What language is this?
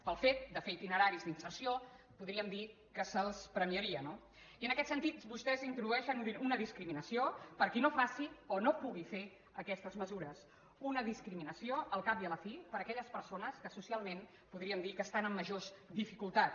Catalan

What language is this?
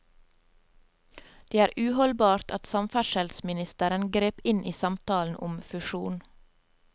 Norwegian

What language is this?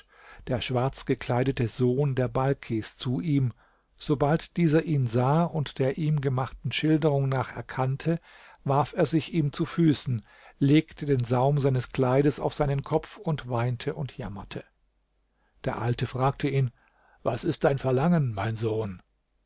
German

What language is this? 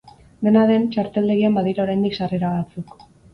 Basque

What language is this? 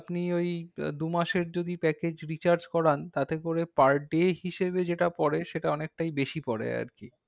Bangla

